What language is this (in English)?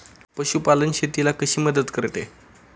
Marathi